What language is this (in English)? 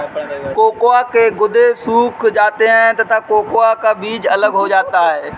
Hindi